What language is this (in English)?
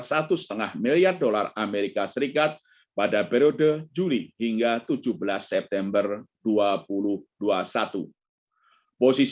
Indonesian